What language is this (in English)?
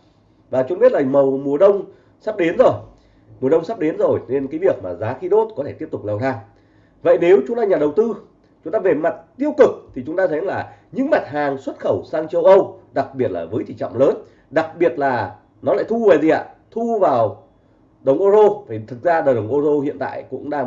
Vietnamese